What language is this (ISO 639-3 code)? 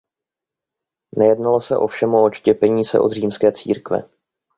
ces